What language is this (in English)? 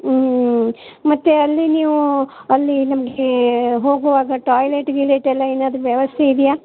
Kannada